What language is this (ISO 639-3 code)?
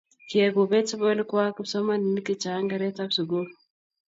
kln